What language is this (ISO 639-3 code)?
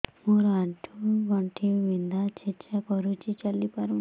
ori